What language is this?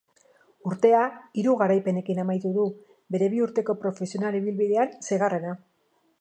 Basque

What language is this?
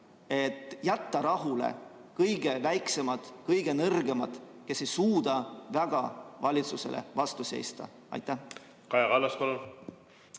Estonian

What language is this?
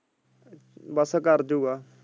Punjabi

